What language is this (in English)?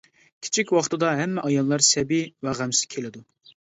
Uyghur